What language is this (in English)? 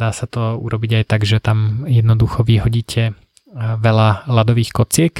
Slovak